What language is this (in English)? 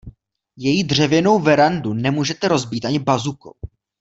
Czech